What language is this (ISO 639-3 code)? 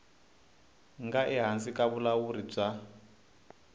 tso